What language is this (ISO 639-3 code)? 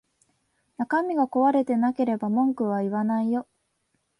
jpn